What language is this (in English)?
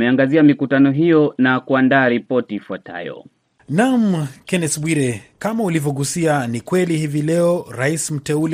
Swahili